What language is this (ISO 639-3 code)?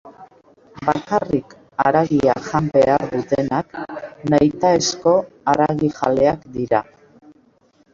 eus